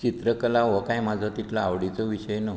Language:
Konkani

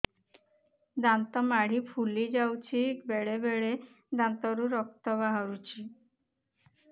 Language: Odia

